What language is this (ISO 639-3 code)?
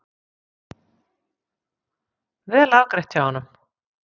isl